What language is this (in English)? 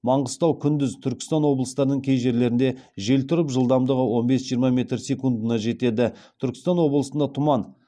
Kazakh